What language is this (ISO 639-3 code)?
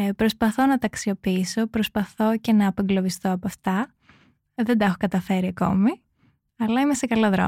ell